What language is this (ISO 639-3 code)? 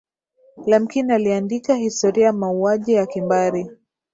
swa